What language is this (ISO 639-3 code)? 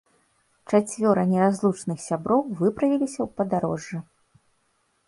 bel